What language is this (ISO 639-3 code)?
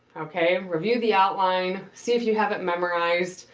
eng